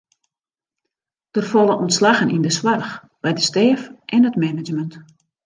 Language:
Western Frisian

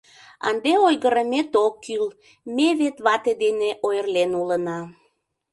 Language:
Mari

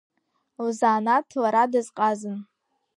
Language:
Abkhazian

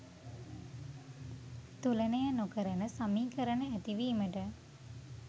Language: Sinhala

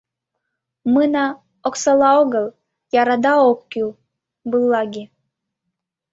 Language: Mari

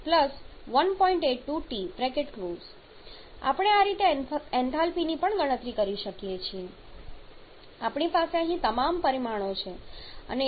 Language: Gujarati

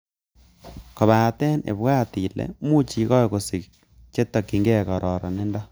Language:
Kalenjin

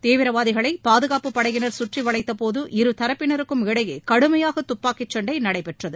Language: Tamil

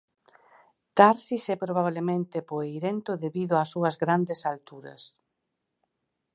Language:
Galician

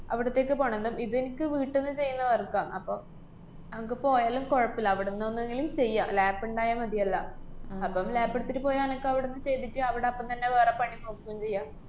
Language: Malayalam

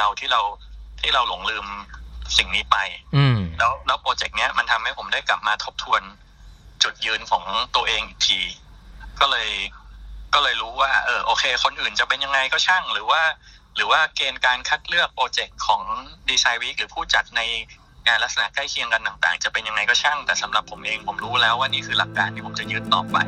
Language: Thai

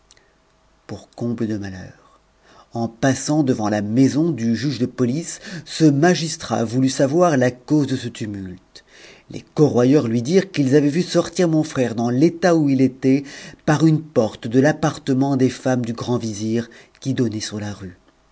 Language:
French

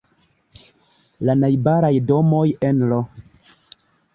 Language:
Esperanto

